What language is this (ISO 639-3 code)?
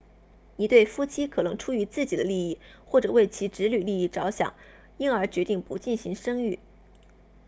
zho